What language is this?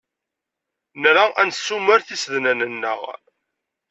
Kabyle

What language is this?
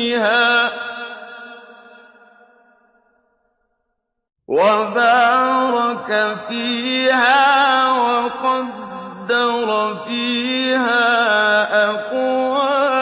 Arabic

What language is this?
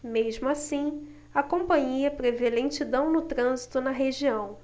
Portuguese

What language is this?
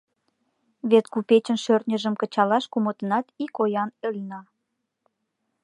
Mari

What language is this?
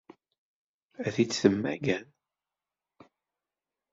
Kabyle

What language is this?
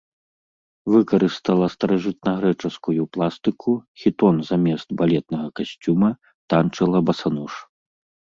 Belarusian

